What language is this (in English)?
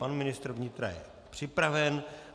Czech